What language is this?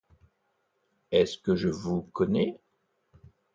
French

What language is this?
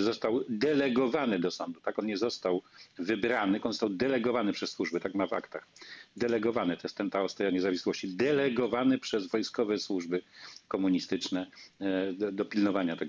Polish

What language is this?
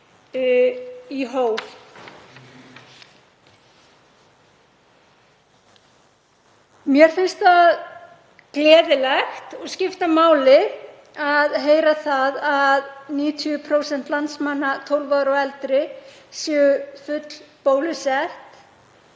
Icelandic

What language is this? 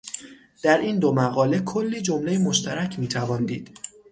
Persian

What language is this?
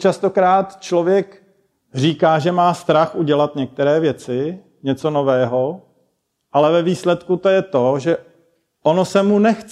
Czech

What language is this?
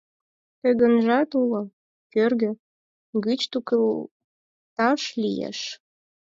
Mari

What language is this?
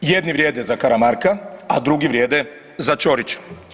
Croatian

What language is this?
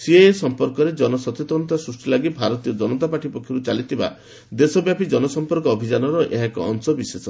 Odia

